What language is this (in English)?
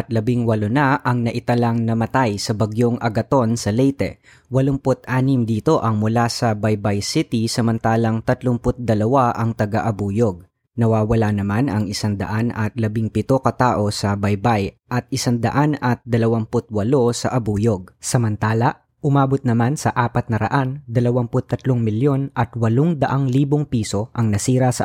Filipino